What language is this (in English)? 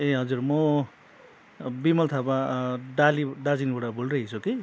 Nepali